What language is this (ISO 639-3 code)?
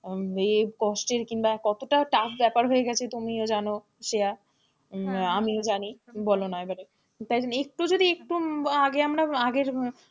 ben